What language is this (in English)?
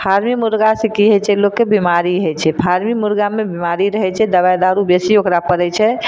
Maithili